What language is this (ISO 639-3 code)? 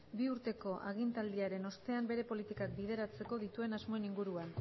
eus